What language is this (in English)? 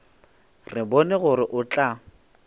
Northern Sotho